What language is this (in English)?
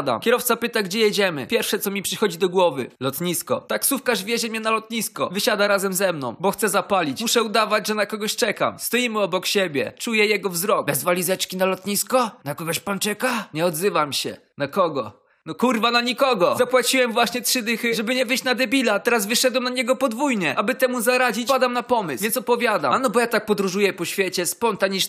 Polish